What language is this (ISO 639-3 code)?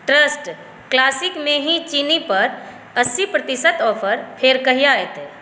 mai